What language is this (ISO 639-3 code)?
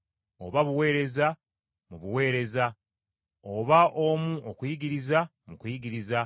lug